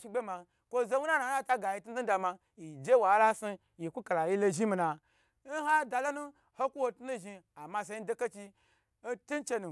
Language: Gbagyi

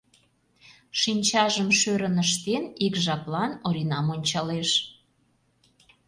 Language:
Mari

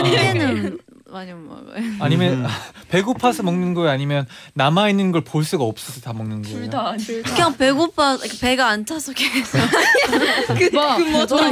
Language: Korean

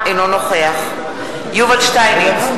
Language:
Hebrew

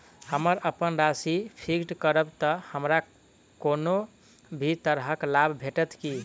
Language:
Maithili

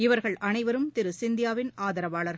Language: Tamil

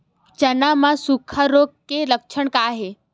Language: Chhattisgarhi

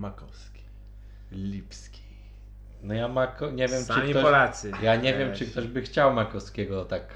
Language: Polish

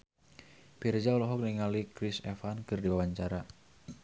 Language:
Sundanese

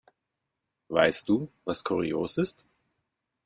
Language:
German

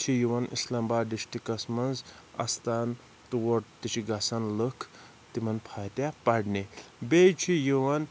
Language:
Kashmiri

